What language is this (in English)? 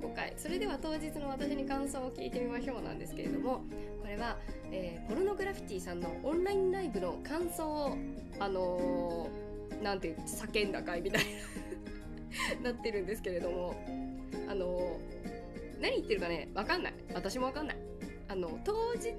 Japanese